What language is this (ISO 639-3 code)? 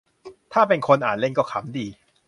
tha